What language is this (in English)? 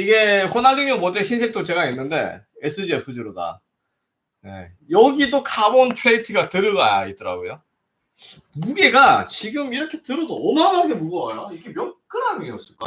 Korean